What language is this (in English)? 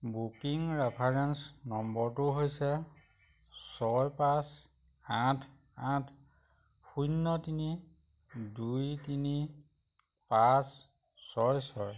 Assamese